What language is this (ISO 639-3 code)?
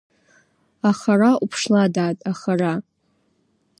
abk